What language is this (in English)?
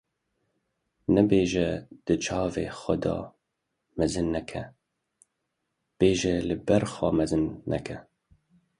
Kurdish